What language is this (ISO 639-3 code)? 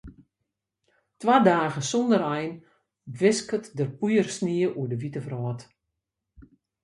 fry